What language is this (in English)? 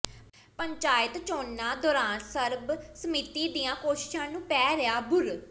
Punjabi